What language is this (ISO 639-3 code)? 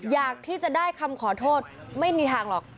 tha